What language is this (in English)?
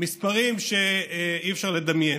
Hebrew